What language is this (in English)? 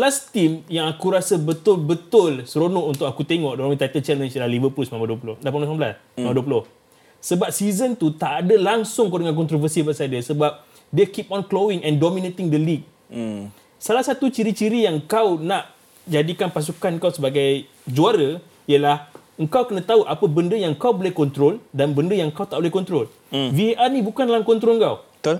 Malay